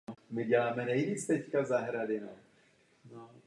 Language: Czech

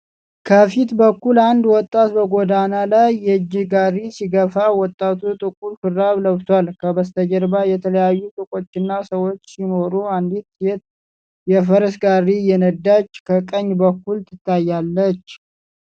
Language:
Amharic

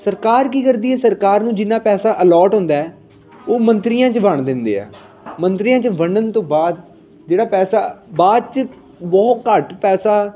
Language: Punjabi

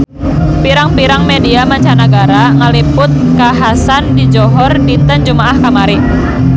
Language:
Sundanese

